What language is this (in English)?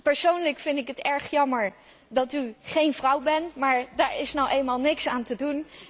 Dutch